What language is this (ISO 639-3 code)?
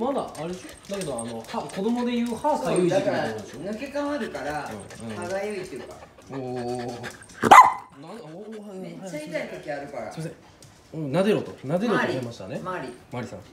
jpn